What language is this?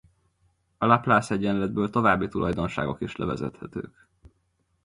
Hungarian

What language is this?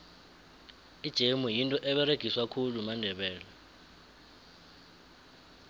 South Ndebele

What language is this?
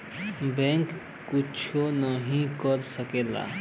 Bhojpuri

